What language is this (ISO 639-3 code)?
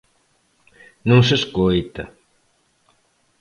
glg